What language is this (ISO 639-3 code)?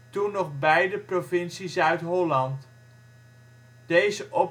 nld